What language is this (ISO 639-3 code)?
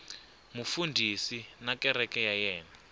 tso